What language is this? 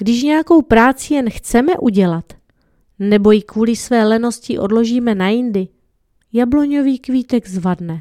Czech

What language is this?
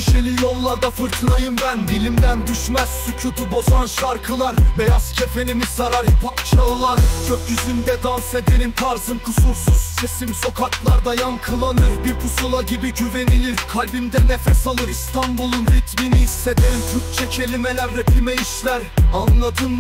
Turkish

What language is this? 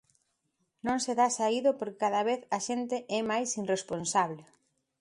Galician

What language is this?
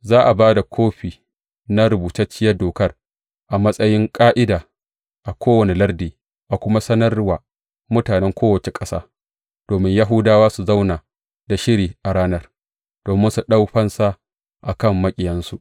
Hausa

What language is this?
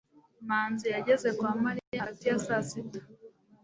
Kinyarwanda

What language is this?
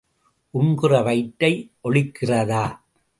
Tamil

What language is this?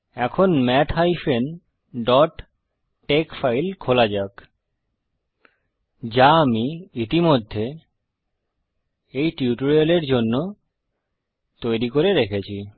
Bangla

